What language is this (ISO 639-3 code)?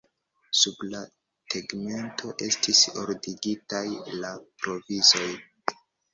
epo